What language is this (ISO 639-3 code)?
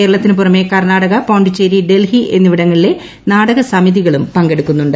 mal